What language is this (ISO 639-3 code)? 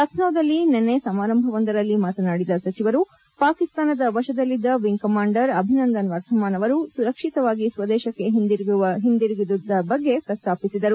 kan